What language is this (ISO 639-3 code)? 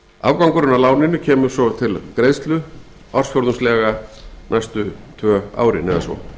isl